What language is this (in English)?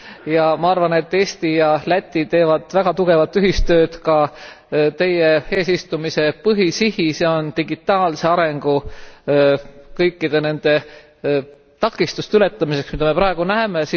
Estonian